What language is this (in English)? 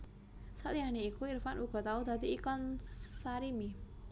Javanese